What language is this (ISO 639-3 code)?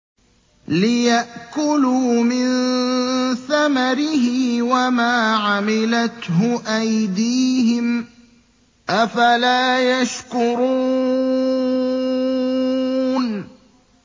ara